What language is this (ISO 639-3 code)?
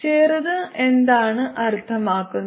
mal